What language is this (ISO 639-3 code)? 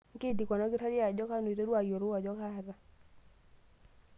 mas